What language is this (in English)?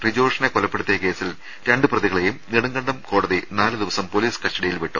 Malayalam